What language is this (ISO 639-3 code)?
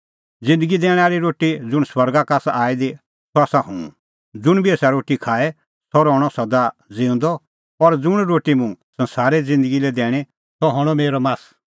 kfx